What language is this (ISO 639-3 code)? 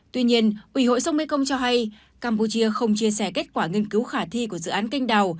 vie